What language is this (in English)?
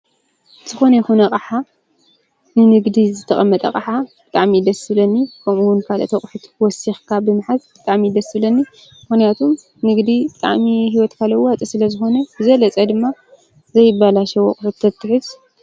Tigrinya